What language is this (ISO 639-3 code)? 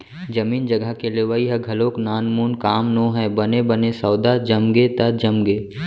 hne